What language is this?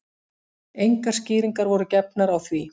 Icelandic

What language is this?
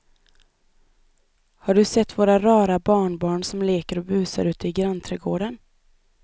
Swedish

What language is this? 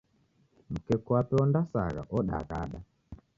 Taita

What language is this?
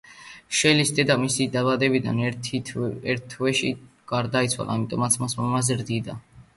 Georgian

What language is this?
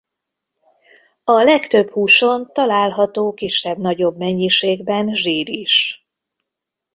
Hungarian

